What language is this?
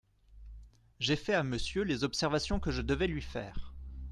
French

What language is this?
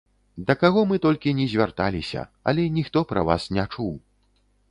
Belarusian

